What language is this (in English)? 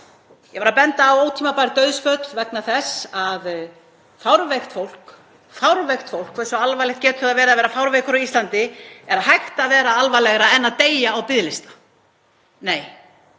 Icelandic